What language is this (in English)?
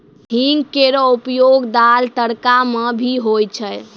Maithili